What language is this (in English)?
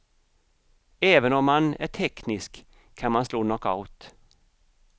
Swedish